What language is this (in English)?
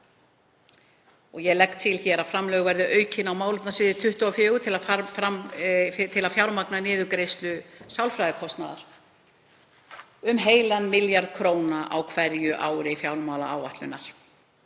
Icelandic